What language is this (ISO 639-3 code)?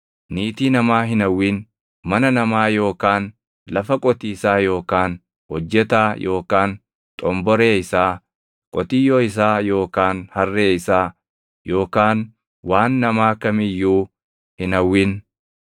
orm